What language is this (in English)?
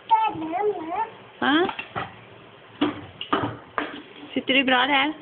Swedish